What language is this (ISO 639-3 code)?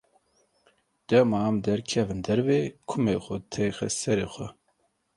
kur